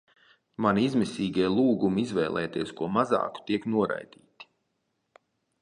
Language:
Latvian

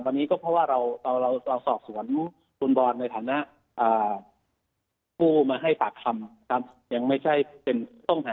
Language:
Thai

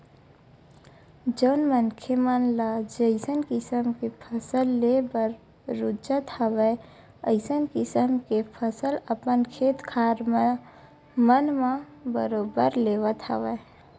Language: Chhattisgarhi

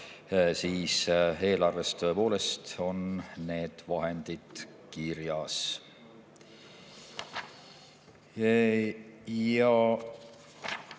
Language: Estonian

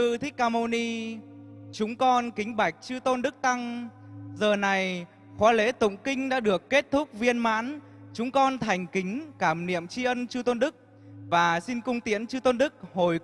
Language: Vietnamese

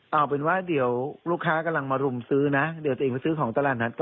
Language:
Thai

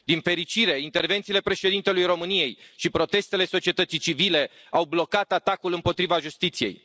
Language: Romanian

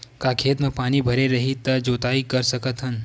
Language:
Chhattisgarhi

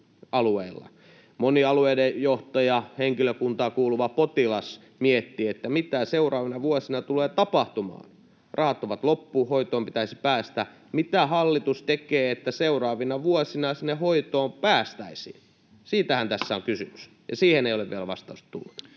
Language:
Finnish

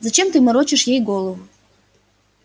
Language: Russian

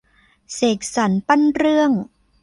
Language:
Thai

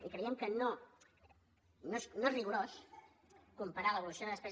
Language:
Catalan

